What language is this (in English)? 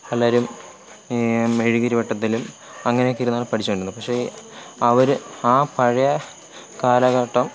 Malayalam